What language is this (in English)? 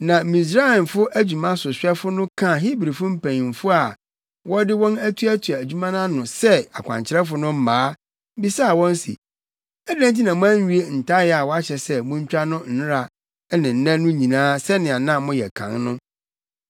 Akan